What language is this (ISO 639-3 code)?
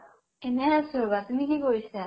asm